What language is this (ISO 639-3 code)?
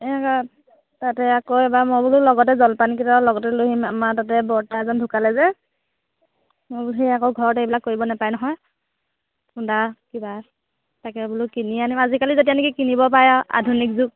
asm